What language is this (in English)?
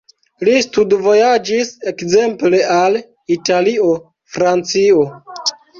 Esperanto